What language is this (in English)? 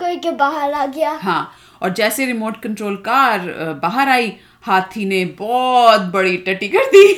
Hindi